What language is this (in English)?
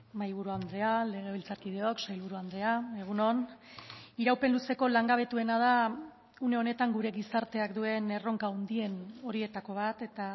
Basque